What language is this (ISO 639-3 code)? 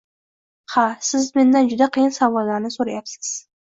uzb